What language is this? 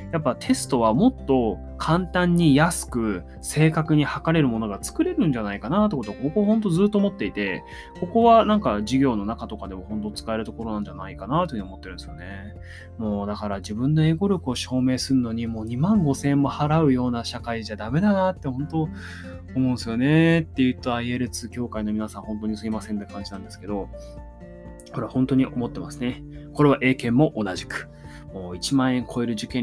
Japanese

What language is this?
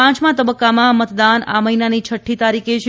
Gujarati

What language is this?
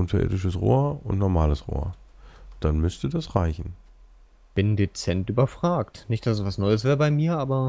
German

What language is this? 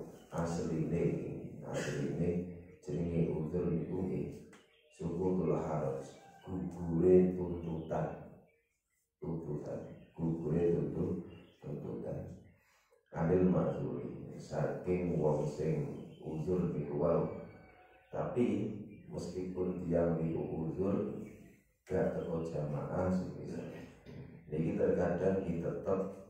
Indonesian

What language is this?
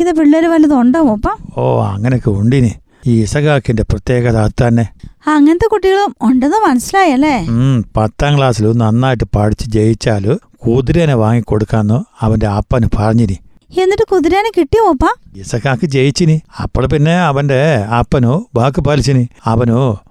Malayalam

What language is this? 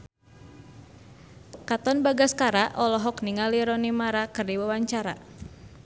Sundanese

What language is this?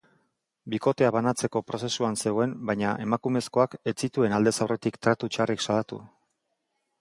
Basque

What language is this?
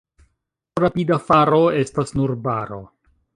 Esperanto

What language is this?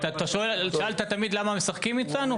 Hebrew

